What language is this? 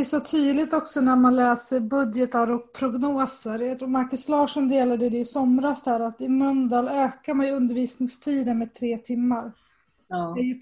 Swedish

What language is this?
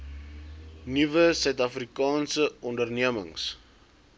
Afrikaans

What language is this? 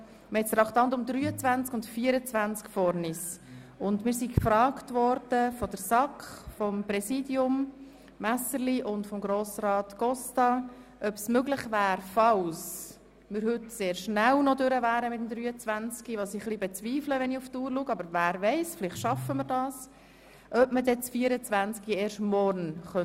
Swiss German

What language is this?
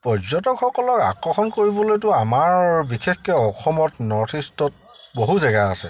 Assamese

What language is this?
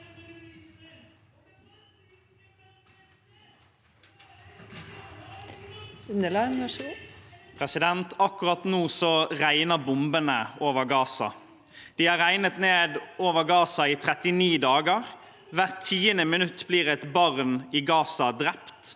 Norwegian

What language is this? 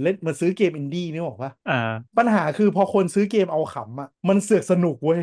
Thai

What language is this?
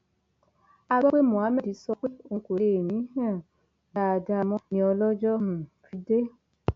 Yoruba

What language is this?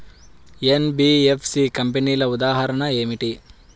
Telugu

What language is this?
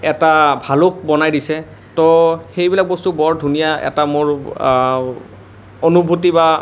Assamese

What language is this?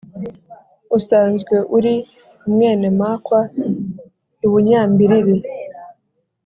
Kinyarwanda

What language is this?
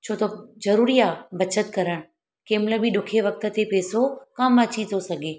Sindhi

